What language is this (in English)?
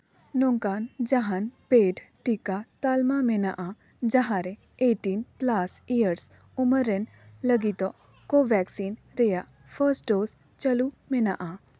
Santali